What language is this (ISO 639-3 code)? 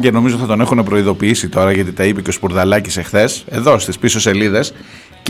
ell